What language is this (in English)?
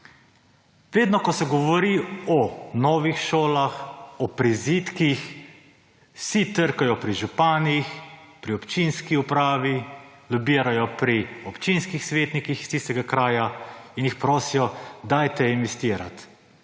Slovenian